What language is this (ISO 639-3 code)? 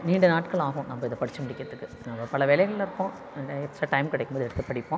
tam